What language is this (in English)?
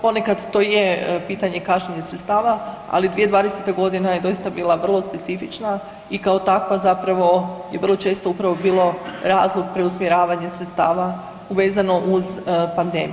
Croatian